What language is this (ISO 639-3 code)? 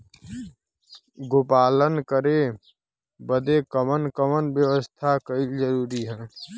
bho